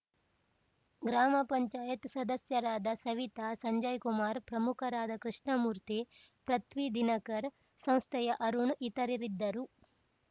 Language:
Kannada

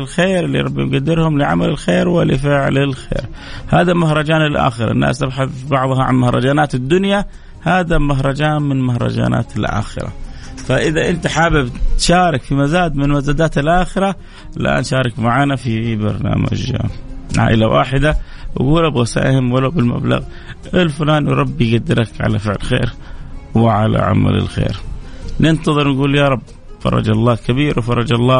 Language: Arabic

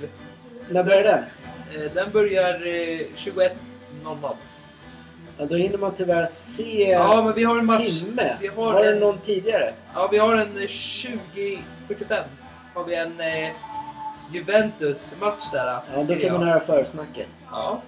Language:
Swedish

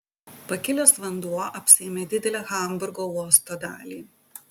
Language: Lithuanian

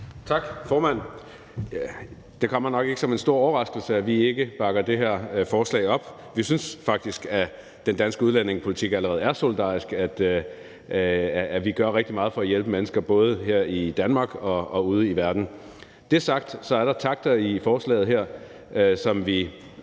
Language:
Danish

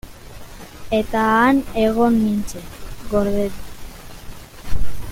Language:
Basque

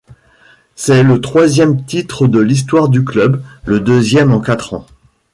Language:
French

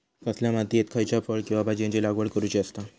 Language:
Marathi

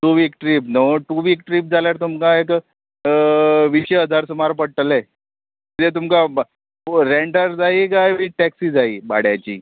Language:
Konkani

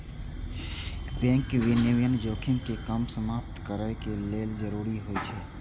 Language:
Maithili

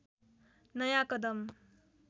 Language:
Nepali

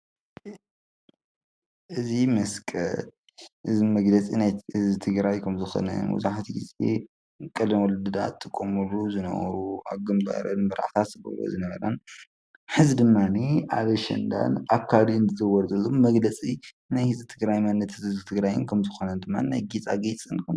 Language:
Tigrinya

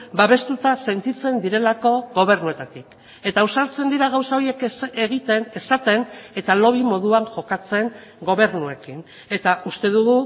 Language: Basque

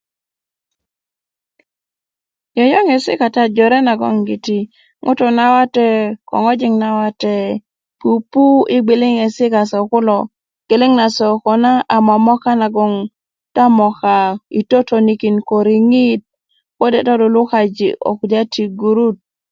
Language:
Kuku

